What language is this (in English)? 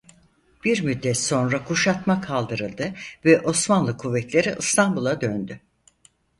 Turkish